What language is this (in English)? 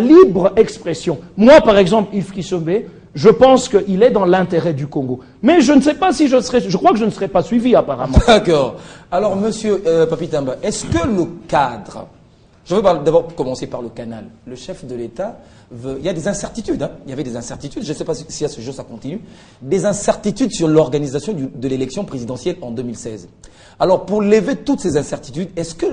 French